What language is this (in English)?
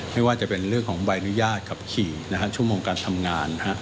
Thai